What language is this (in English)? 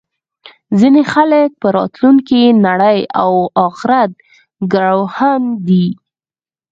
Pashto